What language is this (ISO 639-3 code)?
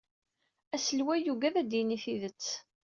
kab